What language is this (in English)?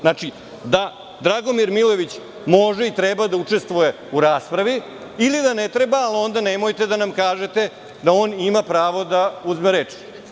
Serbian